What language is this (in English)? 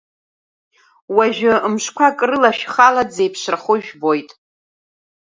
Abkhazian